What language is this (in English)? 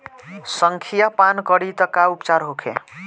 Bhojpuri